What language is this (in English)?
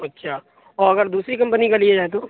Urdu